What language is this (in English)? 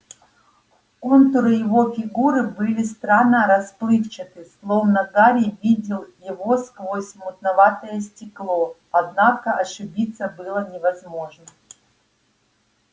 Russian